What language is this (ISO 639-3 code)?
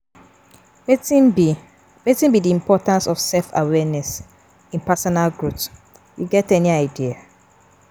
pcm